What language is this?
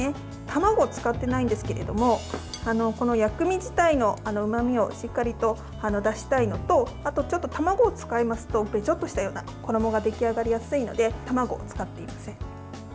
Japanese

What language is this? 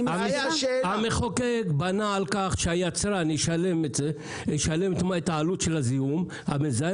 Hebrew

